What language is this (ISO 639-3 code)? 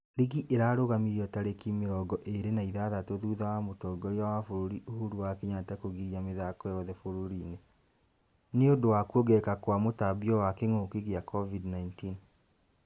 kik